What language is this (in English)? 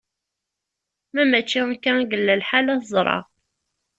Kabyle